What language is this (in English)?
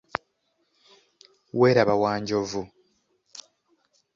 Ganda